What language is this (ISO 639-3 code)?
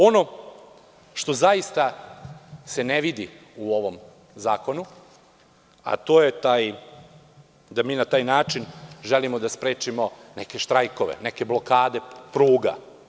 srp